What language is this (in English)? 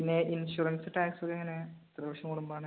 Malayalam